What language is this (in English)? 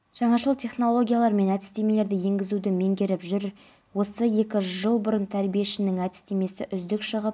Kazakh